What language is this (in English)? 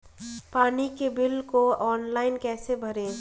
Hindi